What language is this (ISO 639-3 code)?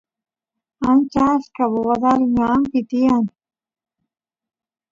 qus